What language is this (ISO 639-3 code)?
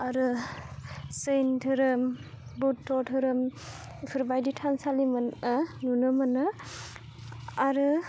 brx